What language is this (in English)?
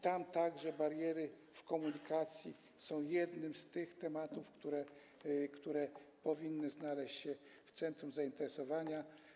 Polish